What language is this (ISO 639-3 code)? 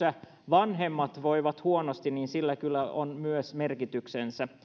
fin